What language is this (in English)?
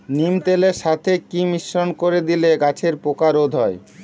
Bangla